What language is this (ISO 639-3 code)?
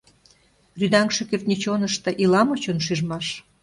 chm